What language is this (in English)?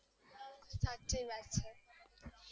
Gujarati